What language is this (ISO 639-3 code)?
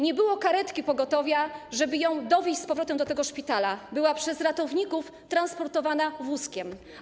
pol